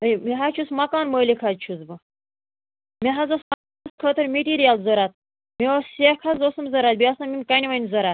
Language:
Kashmiri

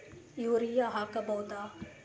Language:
Kannada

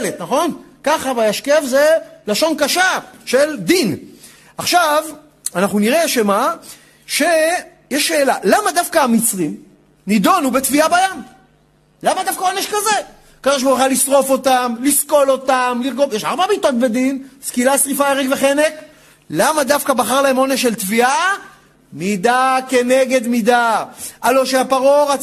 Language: Hebrew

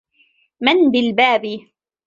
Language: Arabic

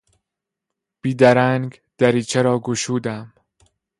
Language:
Persian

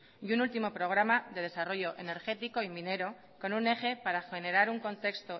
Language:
Spanish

